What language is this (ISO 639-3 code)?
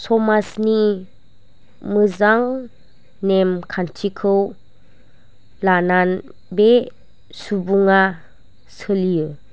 brx